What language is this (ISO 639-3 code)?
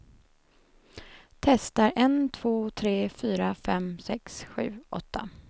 swe